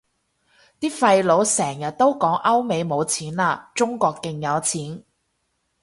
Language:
Cantonese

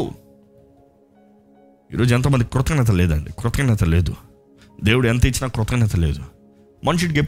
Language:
Telugu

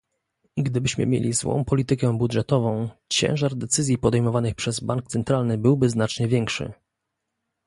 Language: Polish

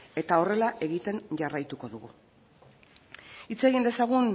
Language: Basque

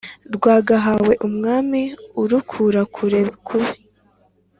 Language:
Kinyarwanda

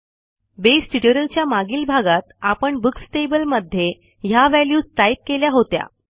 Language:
Marathi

